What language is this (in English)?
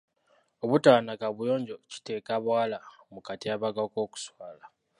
Ganda